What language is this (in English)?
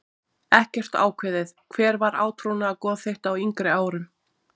Icelandic